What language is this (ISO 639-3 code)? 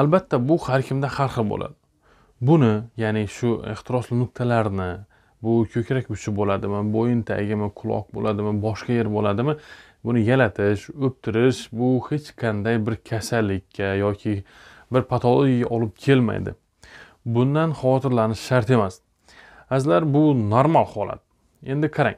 tur